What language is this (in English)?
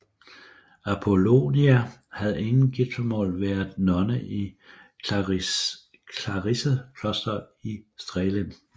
Danish